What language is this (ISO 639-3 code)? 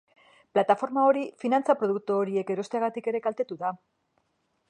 eus